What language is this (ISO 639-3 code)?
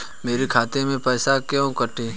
hin